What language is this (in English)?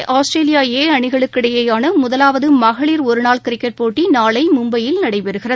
Tamil